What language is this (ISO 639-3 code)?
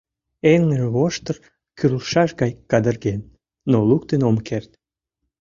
chm